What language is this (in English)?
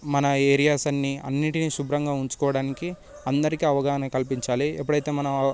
Telugu